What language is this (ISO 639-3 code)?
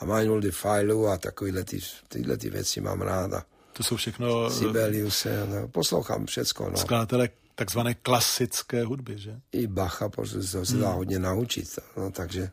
ces